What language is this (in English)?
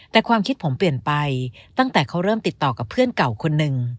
Thai